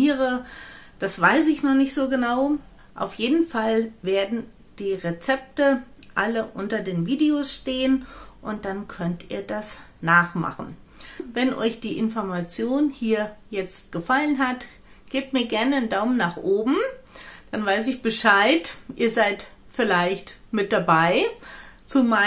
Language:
German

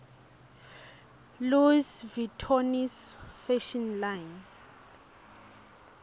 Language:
Swati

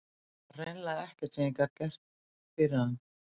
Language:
Icelandic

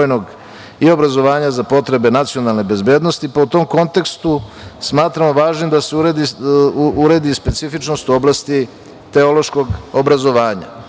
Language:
Serbian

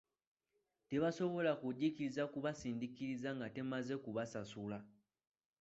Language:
Ganda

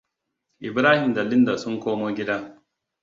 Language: Hausa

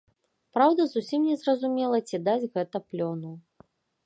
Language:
Belarusian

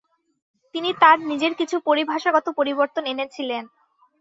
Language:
Bangla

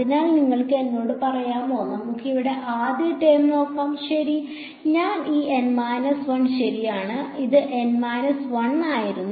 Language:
Malayalam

